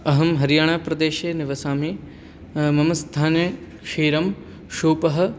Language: Sanskrit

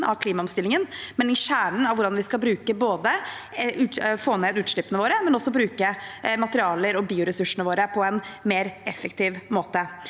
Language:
Norwegian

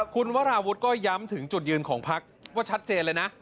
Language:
Thai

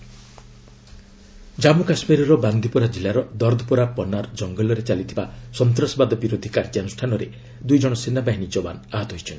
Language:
Odia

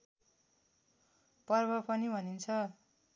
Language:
Nepali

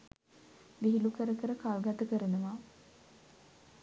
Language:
Sinhala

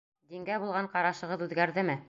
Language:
Bashkir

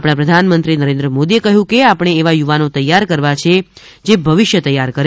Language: Gujarati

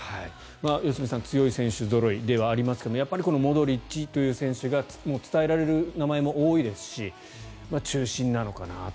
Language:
Japanese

